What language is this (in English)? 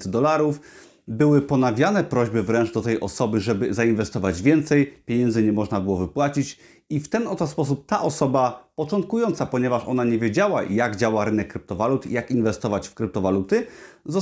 Polish